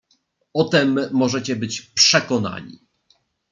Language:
Polish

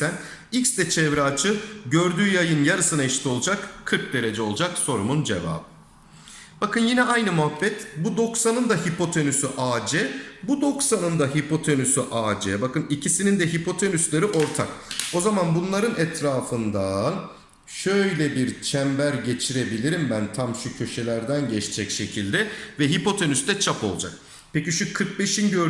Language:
Turkish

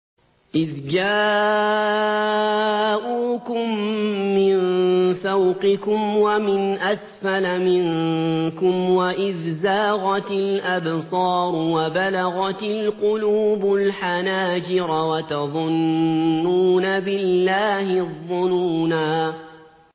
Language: Arabic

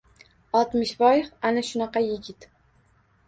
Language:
Uzbek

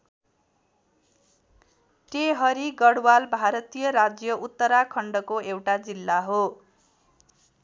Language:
Nepali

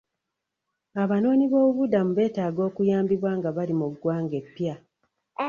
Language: Ganda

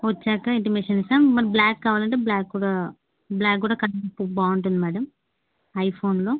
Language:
Telugu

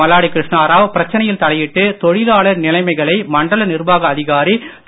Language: Tamil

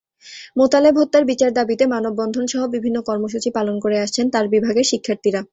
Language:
Bangla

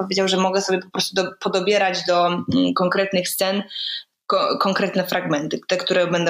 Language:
Polish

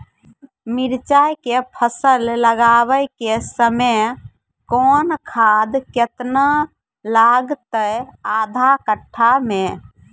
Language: Maithili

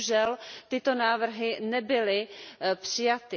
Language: Czech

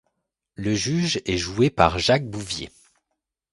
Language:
French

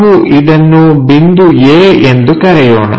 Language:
Kannada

